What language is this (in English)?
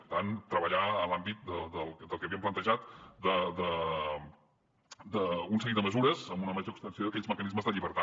Catalan